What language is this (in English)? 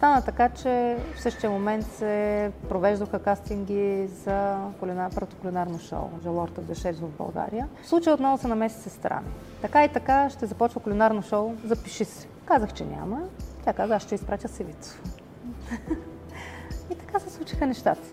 Bulgarian